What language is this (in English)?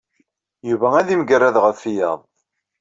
Kabyle